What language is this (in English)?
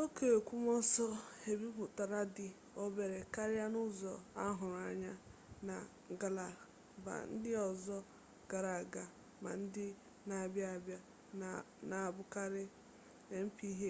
Igbo